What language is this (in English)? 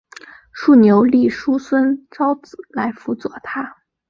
Chinese